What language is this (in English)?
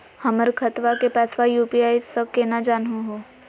Magahi